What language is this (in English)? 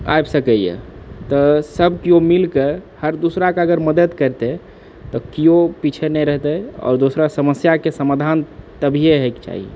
Maithili